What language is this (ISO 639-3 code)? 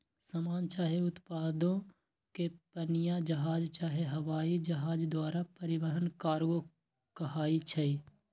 mag